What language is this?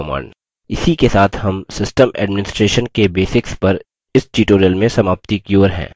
Hindi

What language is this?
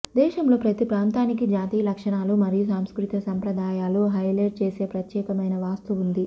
Telugu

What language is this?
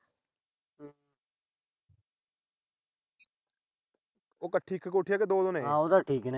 Punjabi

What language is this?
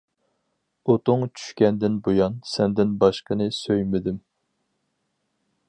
Uyghur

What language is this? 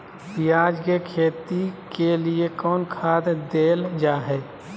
Magahi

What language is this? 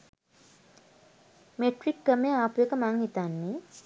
Sinhala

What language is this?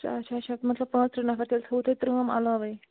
Kashmiri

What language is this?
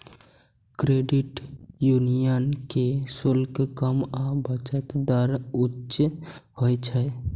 Maithili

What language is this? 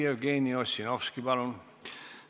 Estonian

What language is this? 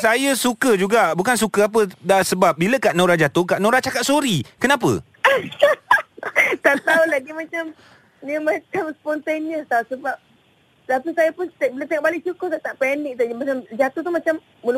Malay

